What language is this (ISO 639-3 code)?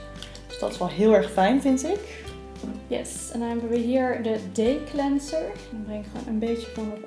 nld